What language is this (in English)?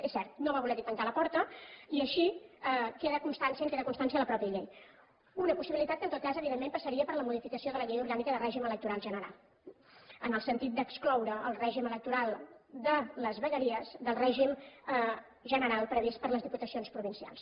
Catalan